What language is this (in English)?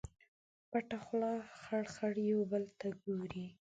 Pashto